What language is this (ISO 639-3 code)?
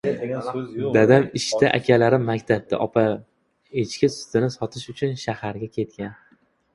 uzb